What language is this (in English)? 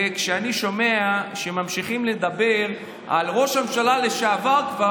Hebrew